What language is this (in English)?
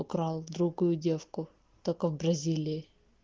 Russian